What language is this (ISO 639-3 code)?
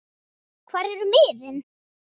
isl